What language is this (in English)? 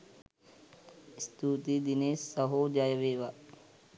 Sinhala